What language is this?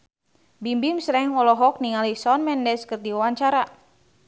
Sundanese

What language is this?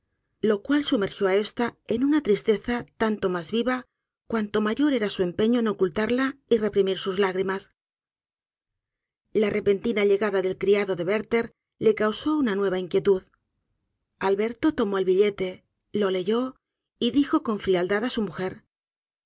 Spanish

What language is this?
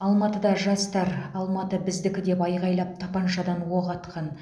Kazakh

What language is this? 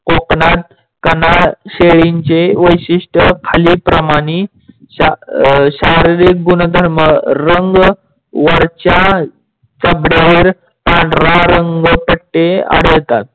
Marathi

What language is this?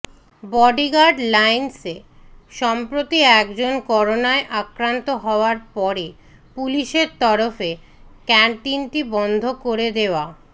Bangla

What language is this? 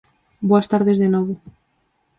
Galician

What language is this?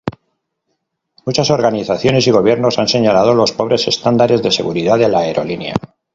Spanish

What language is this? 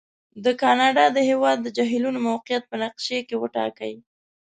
Pashto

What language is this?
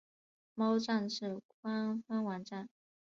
Chinese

